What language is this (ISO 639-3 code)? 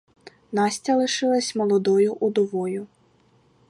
ukr